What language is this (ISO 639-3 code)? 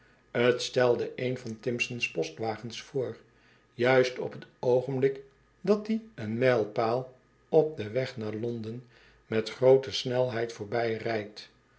nld